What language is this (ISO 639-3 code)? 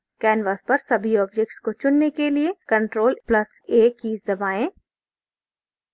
hin